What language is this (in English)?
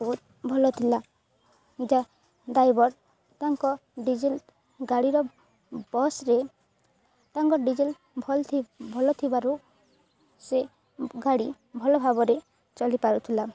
Odia